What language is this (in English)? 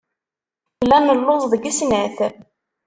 Kabyle